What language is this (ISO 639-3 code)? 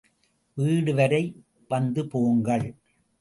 tam